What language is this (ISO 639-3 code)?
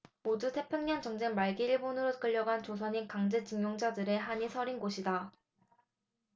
kor